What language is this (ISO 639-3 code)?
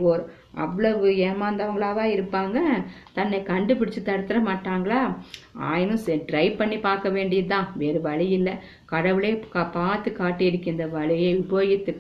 tam